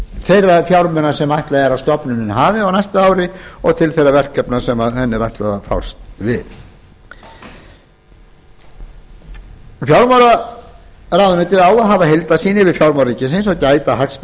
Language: Icelandic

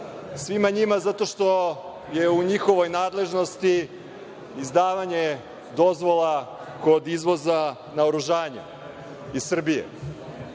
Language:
Serbian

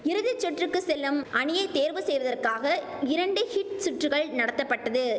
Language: Tamil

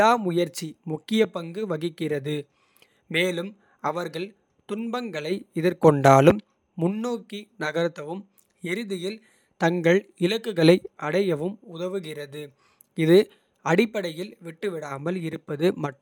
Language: Kota (India)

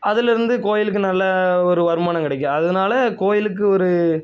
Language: Tamil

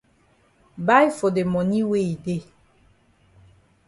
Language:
Cameroon Pidgin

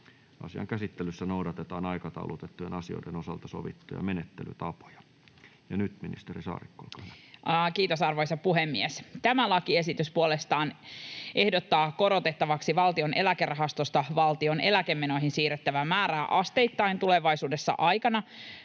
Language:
Finnish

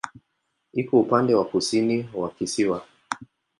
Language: Swahili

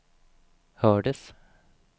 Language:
Swedish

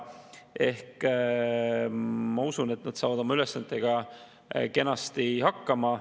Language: Estonian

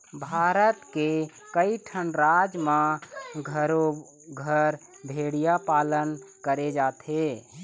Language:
Chhattisgarhi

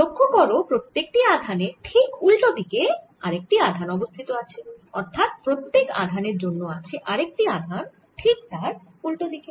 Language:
Bangla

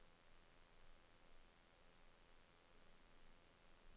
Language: Norwegian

